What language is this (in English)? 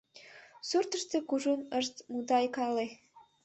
Mari